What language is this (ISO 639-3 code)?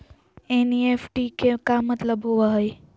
mag